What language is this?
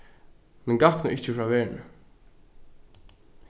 Faroese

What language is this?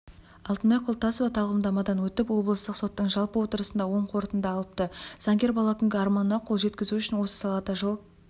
Kazakh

